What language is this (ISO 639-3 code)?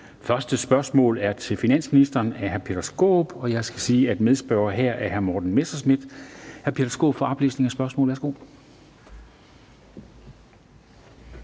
dan